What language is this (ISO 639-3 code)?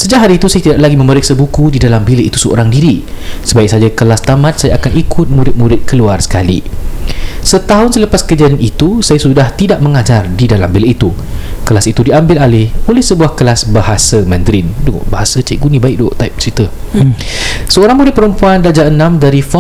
msa